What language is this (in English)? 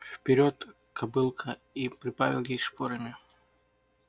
Russian